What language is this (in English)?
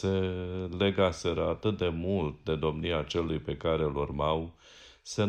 Romanian